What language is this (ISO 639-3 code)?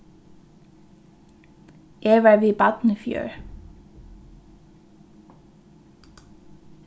fao